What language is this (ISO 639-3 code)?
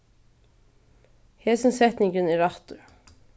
fao